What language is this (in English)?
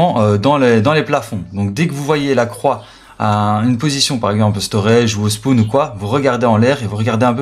French